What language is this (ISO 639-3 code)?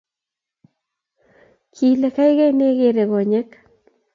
kln